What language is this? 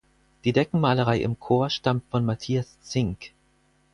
German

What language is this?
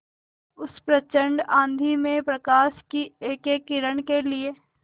Hindi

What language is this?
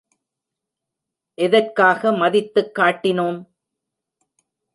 Tamil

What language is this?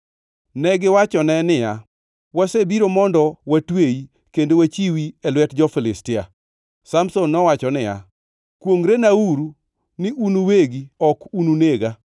Luo (Kenya and Tanzania)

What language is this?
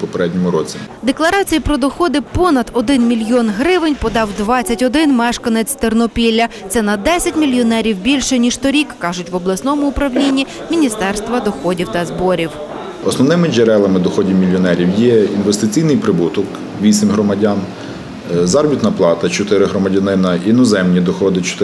Ukrainian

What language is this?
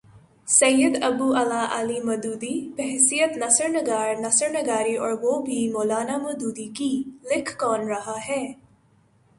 Urdu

